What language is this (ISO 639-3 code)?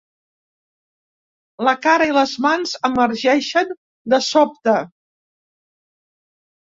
cat